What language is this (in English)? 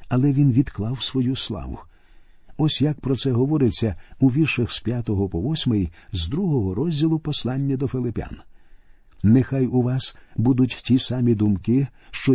Ukrainian